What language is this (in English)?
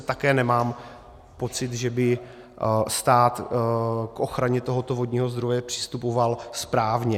Czech